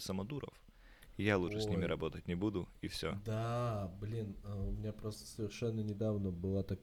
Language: Russian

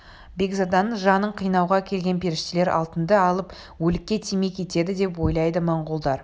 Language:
Kazakh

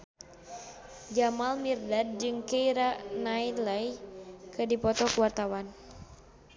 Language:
Sundanese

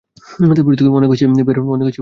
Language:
Bangla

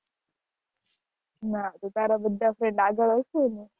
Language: Gujarati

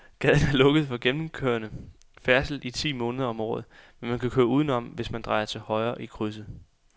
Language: Danish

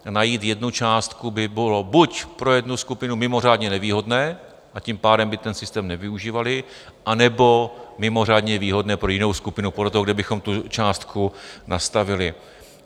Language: Czech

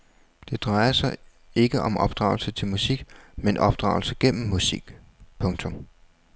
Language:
Danish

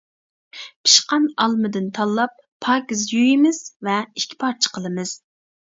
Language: Uyghur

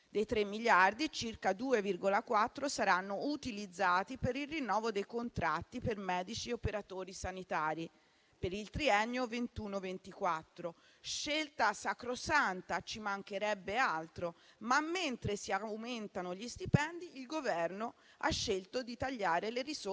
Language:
Italian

